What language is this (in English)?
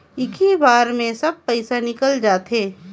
Chhattisgarhi